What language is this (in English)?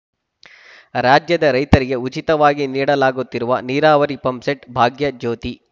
Kannada